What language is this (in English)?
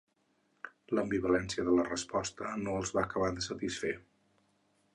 Catalan